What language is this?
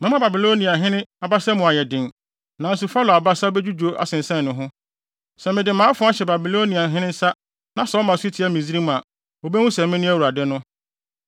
Akan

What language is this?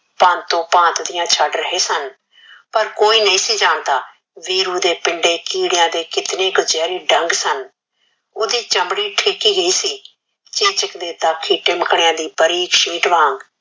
Punjabi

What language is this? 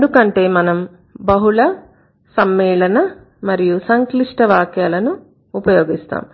Telugu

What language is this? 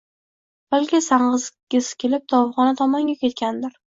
Uzbek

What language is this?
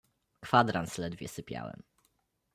Polish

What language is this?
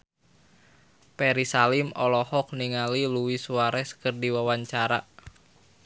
Sundanese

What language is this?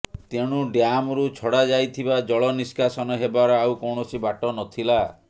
Odia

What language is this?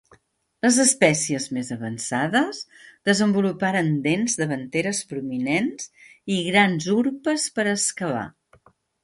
Catalan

